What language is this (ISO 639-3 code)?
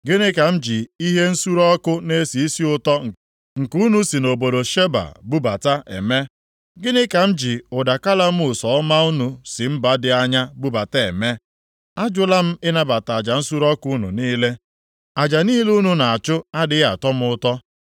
ibo